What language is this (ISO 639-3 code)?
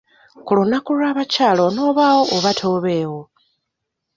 lug